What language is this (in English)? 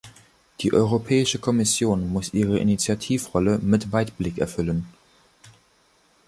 German